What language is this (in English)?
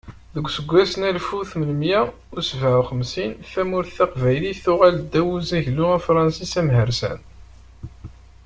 Kabyle